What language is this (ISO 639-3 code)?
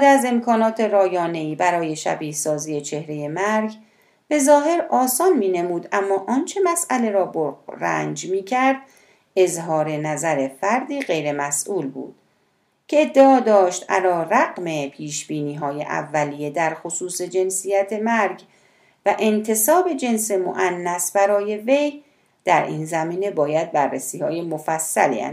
fas